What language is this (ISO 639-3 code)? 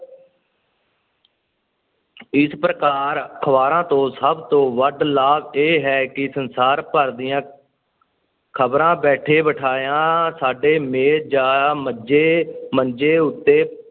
pan